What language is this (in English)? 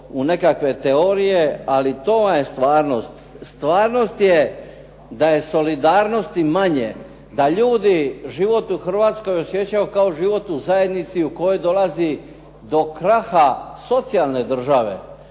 Croatian